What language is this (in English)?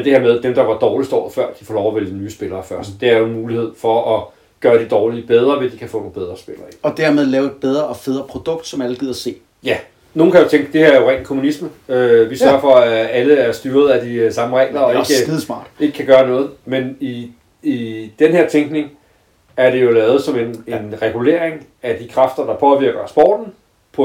Danish